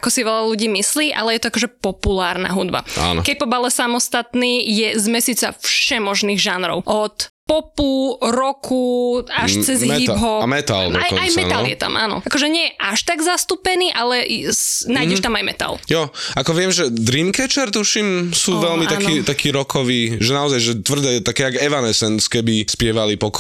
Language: Slovak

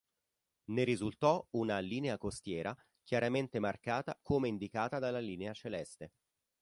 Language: Italian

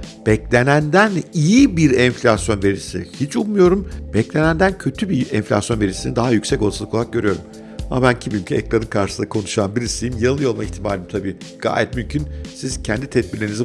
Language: Turkish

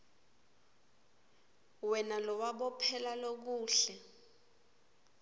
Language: Swati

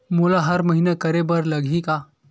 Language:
Chhattisgarhi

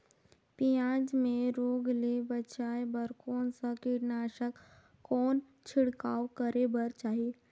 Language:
Chhattisgarhi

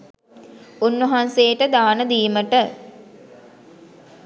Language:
Sinhala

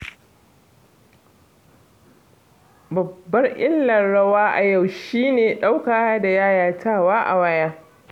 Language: Hausa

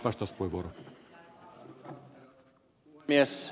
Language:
Finnish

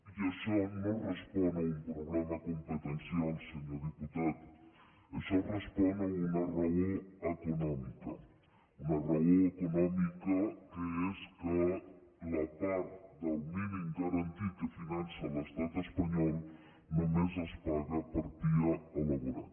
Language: Catalan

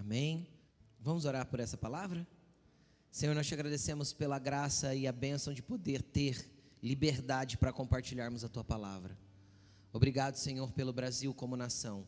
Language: Portuguese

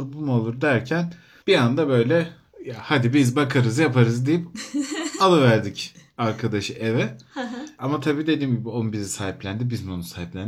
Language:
Turkish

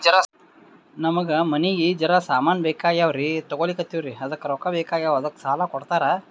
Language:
Kannada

